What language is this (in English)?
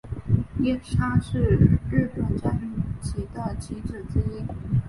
Chinese